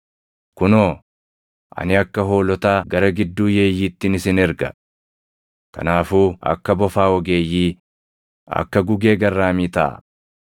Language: Oromo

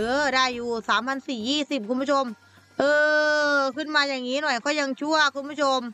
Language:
Thai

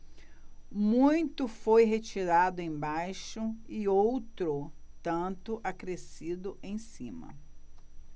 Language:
Portuguese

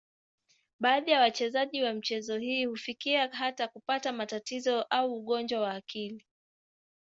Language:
Swahili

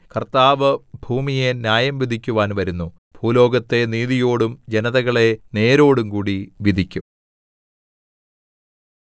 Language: Malayalam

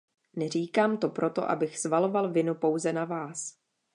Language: Czech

